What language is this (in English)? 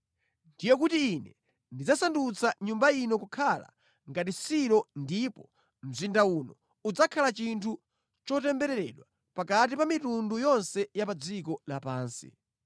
Nyanja